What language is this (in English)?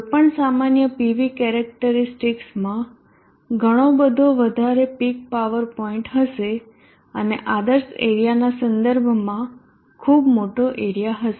Gujarati